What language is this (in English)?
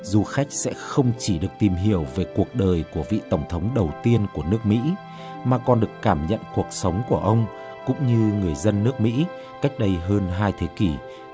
Vietnamese